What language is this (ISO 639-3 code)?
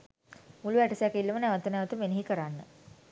sin